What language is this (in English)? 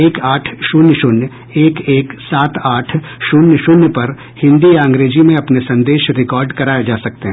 Hindi